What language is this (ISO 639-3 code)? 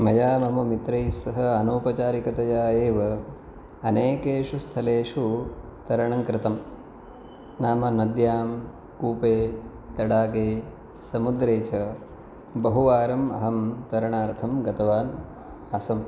san